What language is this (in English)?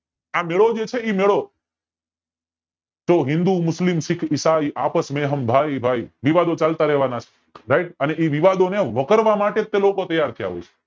Gujarati